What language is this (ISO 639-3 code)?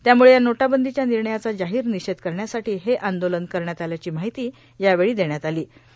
mar